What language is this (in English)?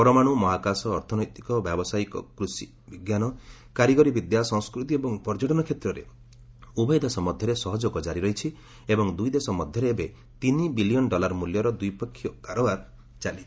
Odia